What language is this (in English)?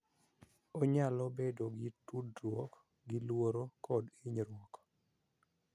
Luo (Kenya and Tanzania)